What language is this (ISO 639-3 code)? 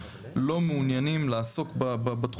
heb